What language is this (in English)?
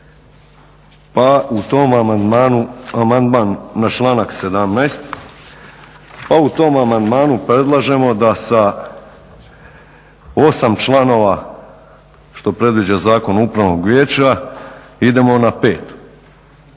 Croatian